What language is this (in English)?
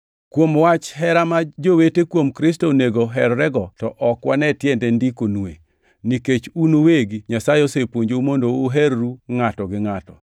Luo (Kenya and Tanzania)